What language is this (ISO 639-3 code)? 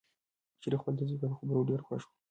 pus